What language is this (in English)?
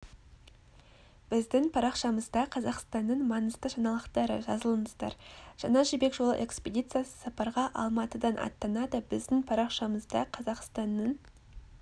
Kazakh